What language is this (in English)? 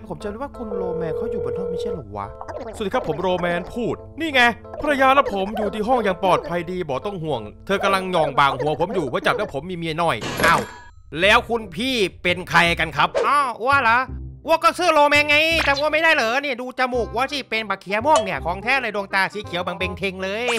Thai